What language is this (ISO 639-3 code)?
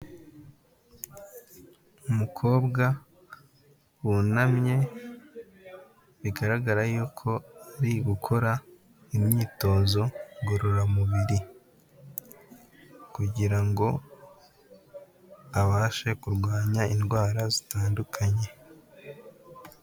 kin